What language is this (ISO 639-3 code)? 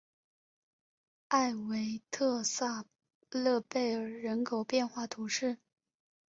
zho